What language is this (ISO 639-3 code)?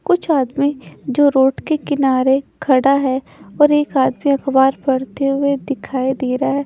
hin